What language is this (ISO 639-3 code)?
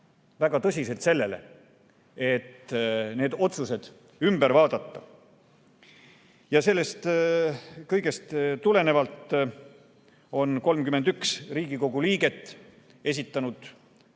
est